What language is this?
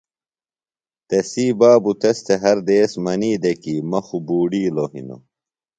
Phalura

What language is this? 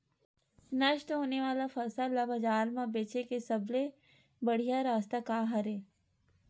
Chhattisgarhi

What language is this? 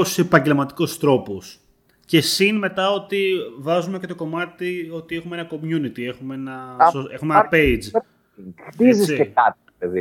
Greek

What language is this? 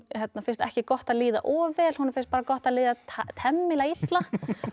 Icelandic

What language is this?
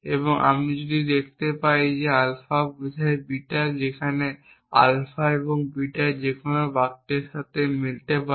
Bangla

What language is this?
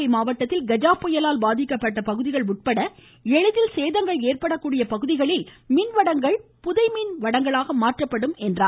Tamil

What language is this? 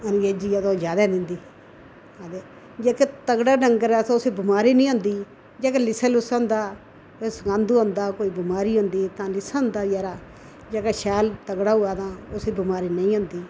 Dogri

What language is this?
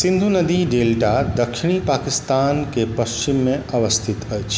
Maithili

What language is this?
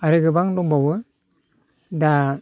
Bodo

